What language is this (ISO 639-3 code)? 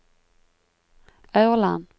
nor